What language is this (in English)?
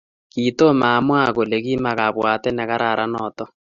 Kalenjin